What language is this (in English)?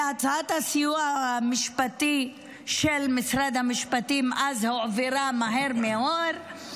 Hebrew